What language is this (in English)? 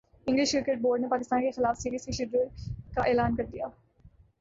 Urdu